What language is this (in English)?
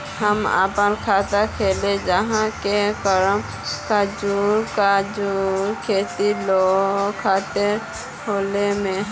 Magahi